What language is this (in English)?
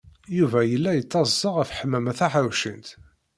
Kabyle